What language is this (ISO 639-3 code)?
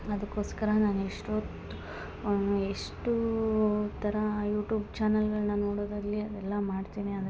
kan